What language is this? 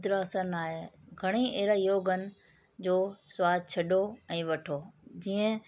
Sindhi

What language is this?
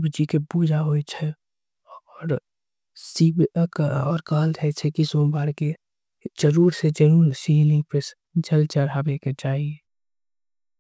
Angika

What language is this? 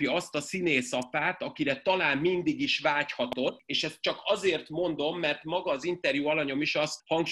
Hungarian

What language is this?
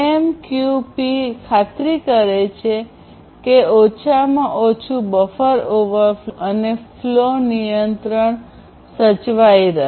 Gujarati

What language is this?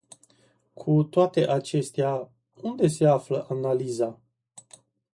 Romanian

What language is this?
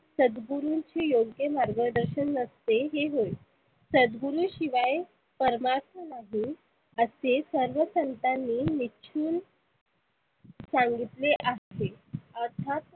Marathi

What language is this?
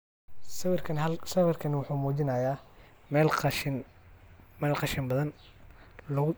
Somali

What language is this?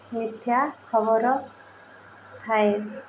Odia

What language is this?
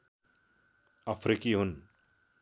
Nepali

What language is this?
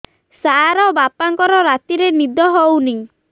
Odia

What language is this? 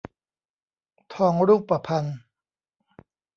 Thai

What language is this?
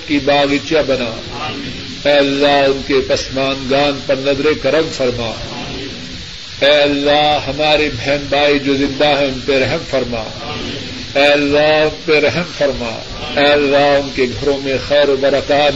Urdu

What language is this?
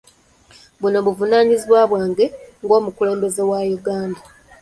Ganda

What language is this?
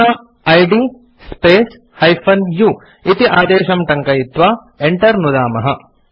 Sanskrit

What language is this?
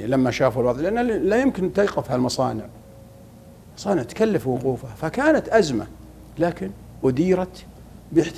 Arabic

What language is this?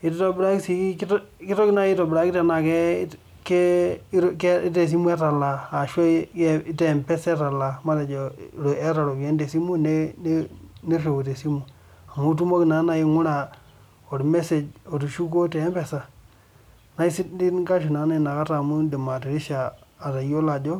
Masai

